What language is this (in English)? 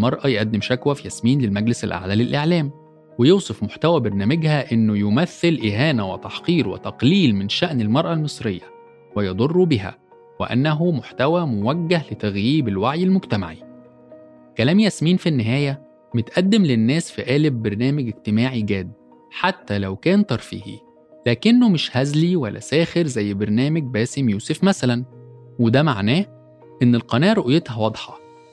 Arabic